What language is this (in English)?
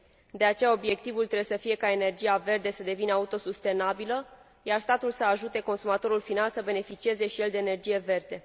Romanian